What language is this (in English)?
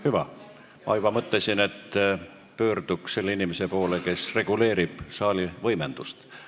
Estonian